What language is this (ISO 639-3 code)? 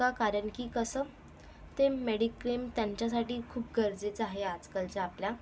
mar